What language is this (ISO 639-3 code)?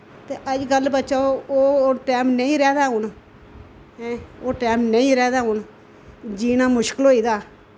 doi